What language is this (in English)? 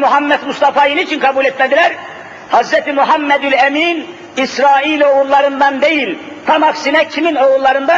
Turkish